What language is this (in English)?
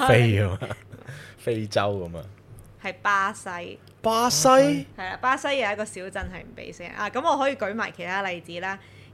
Chinese